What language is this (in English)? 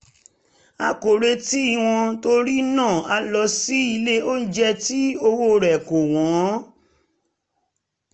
Yoruba